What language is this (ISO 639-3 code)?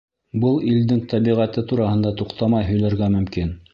bak